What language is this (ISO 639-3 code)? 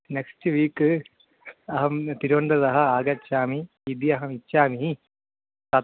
san